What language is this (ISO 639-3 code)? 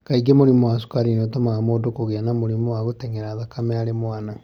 kik